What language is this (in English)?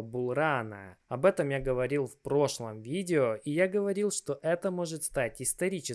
Russian